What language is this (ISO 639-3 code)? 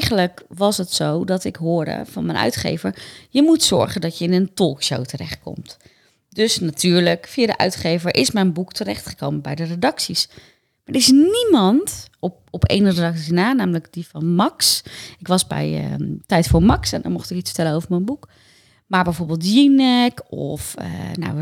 nld